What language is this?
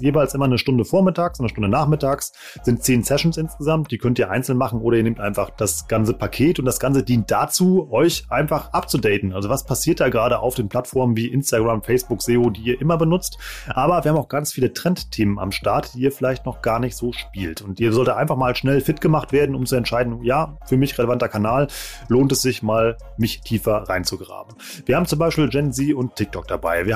German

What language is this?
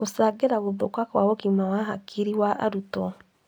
Kikuyu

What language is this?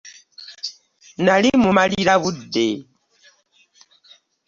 Ganda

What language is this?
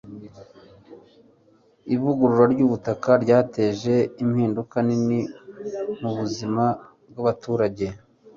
Kinyarwanda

